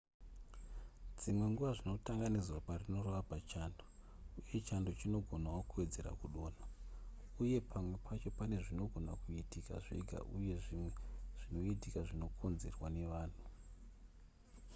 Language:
Shona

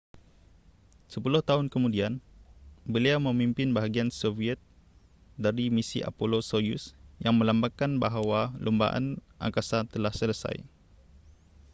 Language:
Malay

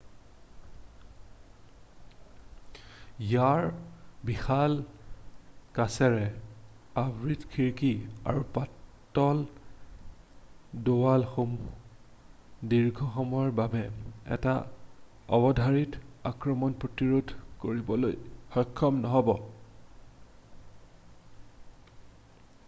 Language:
Assamese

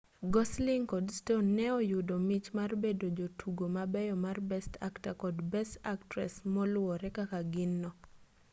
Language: Luo (Kenya and Tanzania)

